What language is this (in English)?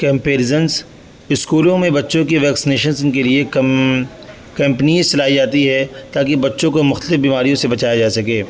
Urdu